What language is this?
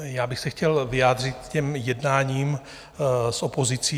Czech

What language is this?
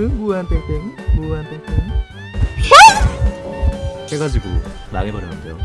Korean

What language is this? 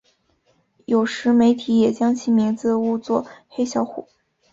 Chinese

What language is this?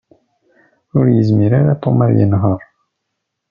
Kabyle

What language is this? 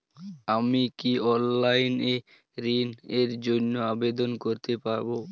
Bangla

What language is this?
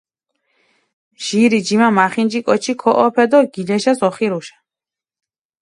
Mingrelian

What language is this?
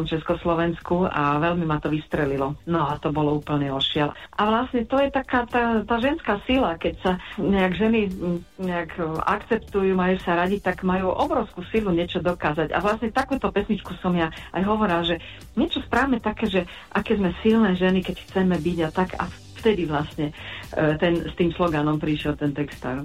Slovak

